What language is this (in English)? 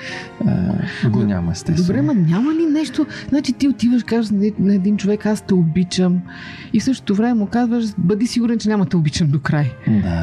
Bulgarian